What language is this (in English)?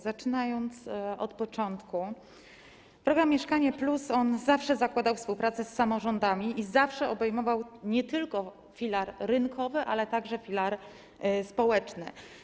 Polish